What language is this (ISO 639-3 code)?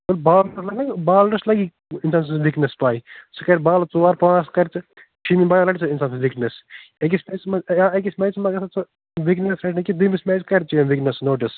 kas